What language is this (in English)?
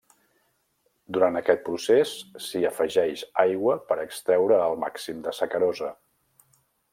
Catalan